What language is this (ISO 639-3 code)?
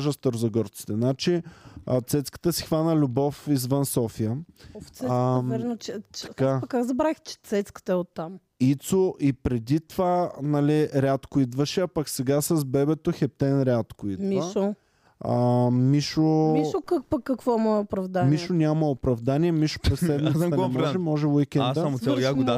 bul